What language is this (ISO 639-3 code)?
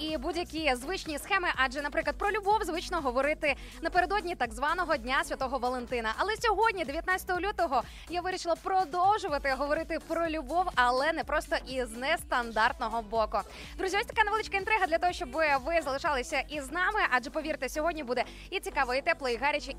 ukr